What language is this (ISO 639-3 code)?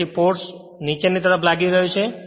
guj